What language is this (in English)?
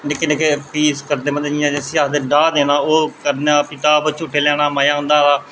Dogri